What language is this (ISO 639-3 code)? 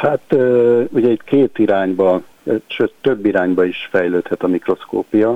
hun